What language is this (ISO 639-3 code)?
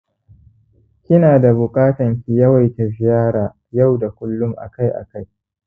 hau